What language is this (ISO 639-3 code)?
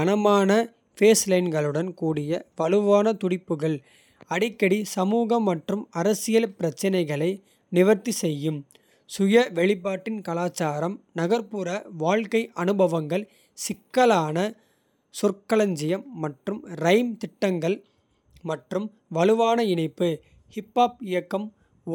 kfe